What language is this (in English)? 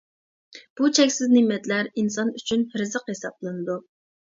Uyghur